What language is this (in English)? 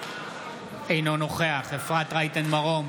Hebrew